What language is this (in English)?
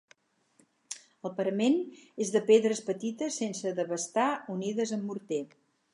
Catalan